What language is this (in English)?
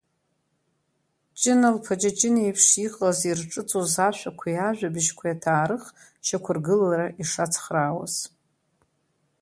Abkhazian